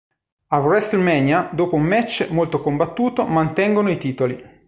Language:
Italian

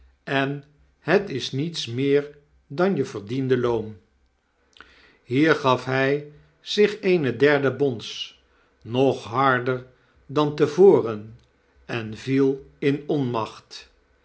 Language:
Dutch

